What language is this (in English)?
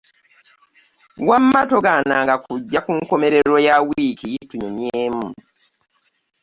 Ganda